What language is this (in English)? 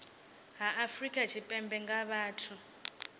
Venda